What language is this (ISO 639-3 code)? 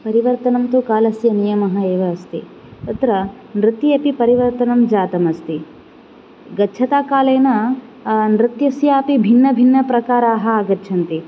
san